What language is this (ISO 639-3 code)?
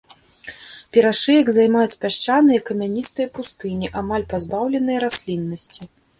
bel